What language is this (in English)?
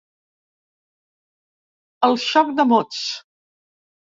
Catalan